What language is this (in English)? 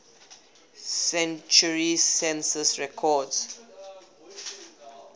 English